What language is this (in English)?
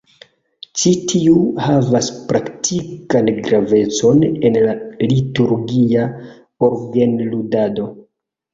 Esperanto